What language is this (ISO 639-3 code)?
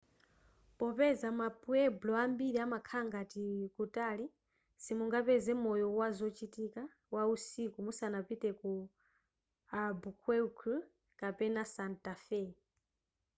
nya